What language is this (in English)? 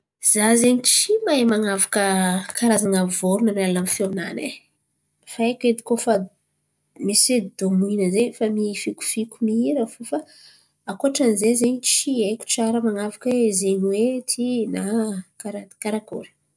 Antankarana Malagasy